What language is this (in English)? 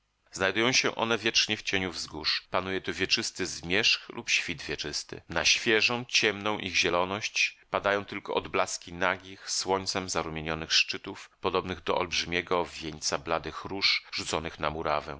Polish